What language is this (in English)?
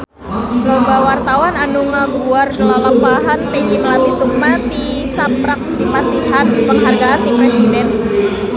Sundanese